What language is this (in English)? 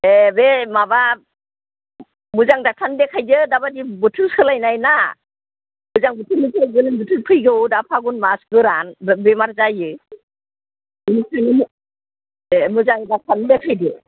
Bodo